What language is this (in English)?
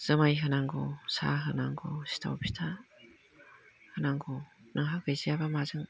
Bodo